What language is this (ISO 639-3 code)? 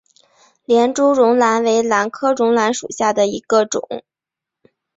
zho